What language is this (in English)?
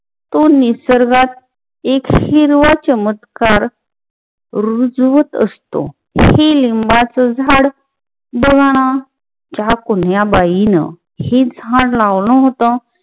Marathi